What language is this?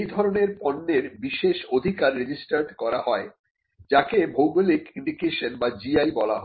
Bangla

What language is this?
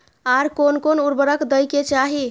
Maithili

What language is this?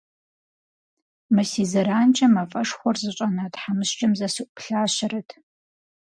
Kabardian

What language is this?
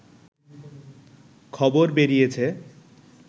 Bangla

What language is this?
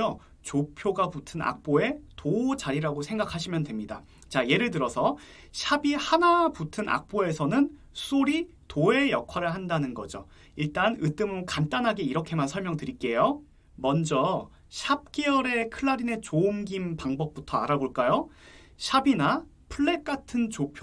Korean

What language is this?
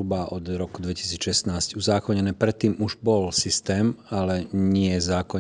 Slovak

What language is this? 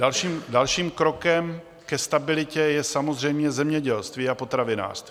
Czech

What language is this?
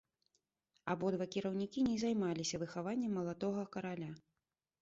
Belarusian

